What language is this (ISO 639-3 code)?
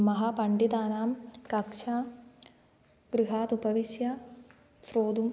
san